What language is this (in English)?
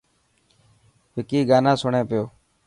Dhatki